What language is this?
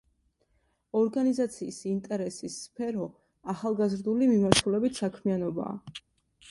Georgian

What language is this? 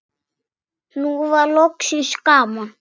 Icelandic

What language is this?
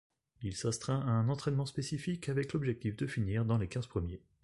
French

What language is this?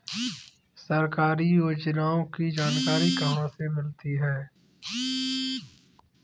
Hindi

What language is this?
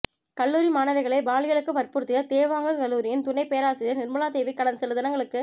Tamil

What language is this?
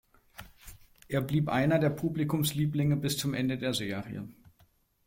German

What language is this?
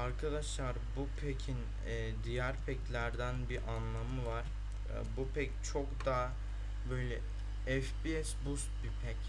Turkish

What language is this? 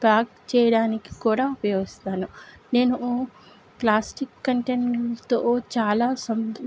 Telugu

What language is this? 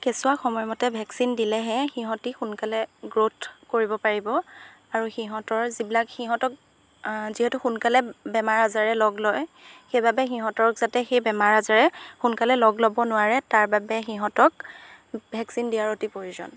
Assamese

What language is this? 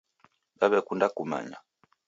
Taita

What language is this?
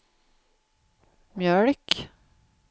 Swedish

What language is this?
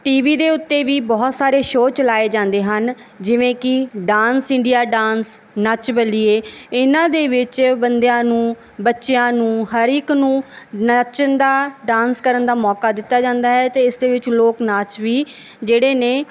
Punjabi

